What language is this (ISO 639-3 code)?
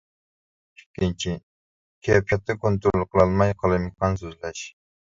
uig